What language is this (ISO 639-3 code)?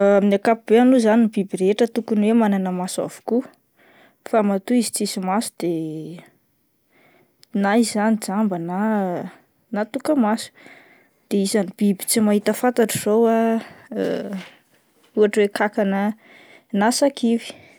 mlg